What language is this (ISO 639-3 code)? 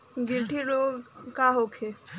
bho